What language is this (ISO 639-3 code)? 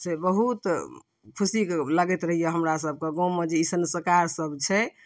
mai